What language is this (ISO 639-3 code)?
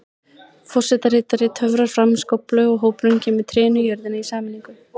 isl